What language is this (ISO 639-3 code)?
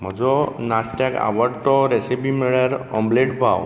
kok